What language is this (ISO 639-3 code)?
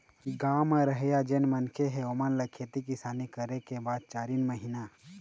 hne